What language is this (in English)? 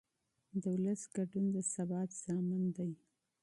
Pashto